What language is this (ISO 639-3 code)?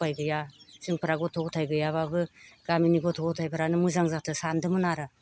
brx